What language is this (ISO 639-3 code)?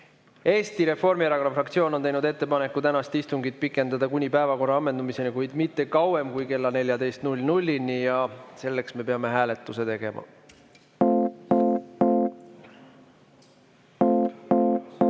est